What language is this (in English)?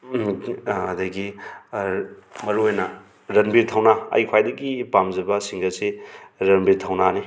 Manipuri